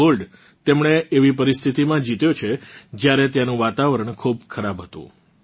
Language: Gujarati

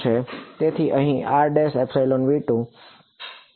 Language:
Gujarati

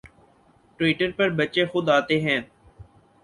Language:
Urdu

